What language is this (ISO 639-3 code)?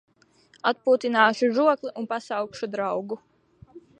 lav